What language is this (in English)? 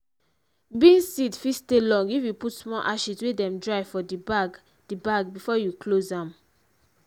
Nigerian Pidgin